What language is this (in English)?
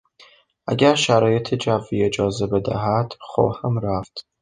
Persian